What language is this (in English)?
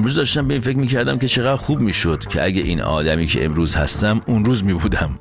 Persian